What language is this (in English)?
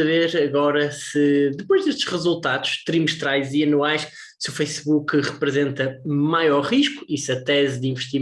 Portuguese